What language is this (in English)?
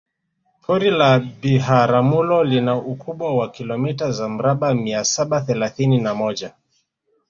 Swahili